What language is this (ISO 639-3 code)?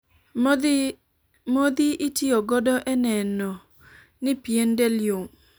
luo